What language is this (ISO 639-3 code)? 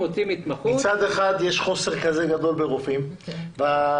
heb